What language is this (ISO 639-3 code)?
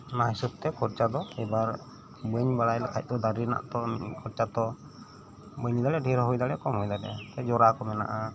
sat